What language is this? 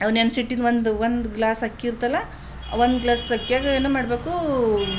Kannada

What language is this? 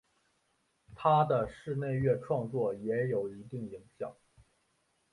Chinese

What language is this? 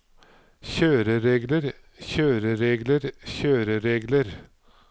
Norwegian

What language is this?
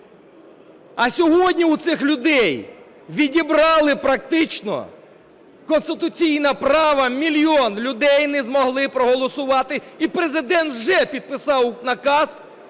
Ukrainian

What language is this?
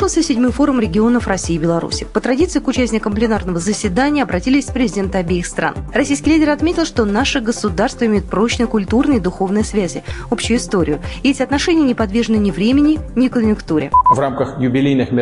Russian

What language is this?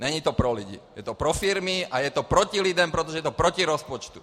Czech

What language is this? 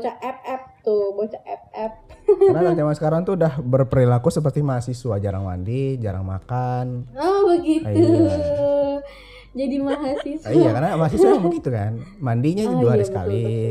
Indonesian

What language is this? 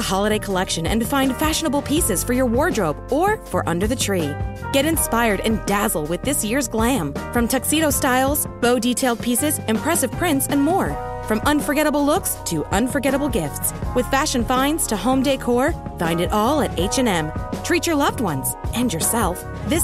Italian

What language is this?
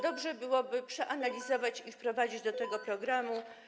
Polish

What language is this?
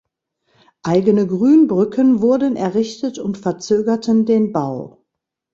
German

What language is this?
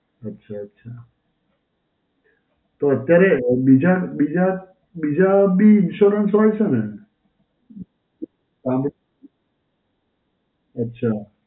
Gujarati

